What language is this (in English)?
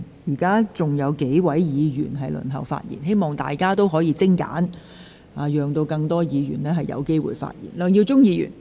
Cantonese